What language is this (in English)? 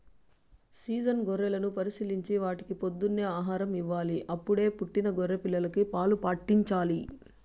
Telugu